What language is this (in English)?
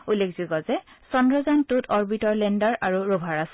Assamese